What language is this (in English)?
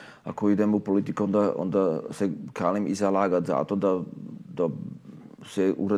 Croatian